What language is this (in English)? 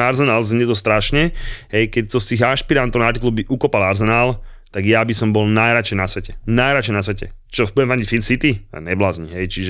Slovak